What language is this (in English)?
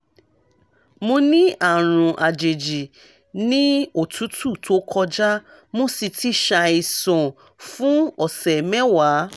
Yoruba